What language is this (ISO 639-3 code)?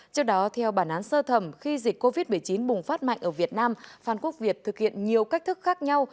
vie